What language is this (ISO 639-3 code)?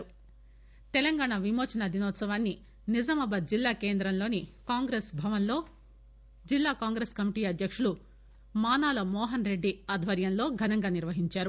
tel